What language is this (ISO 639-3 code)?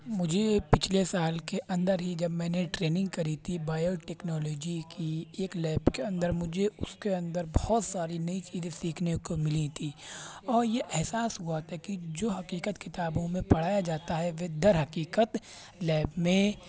urd